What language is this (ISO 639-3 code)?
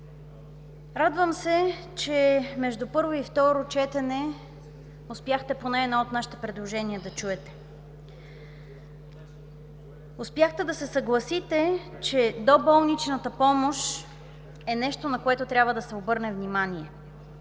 bul